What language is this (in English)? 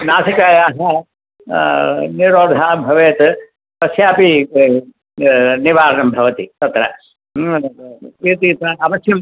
Sanskrit